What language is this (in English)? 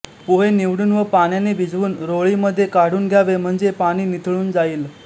Marathi